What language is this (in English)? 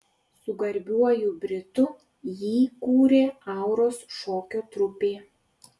Lithuanian